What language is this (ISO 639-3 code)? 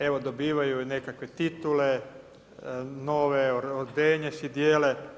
hrv